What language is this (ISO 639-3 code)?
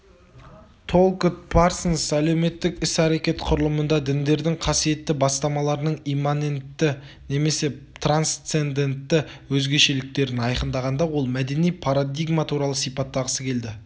kaz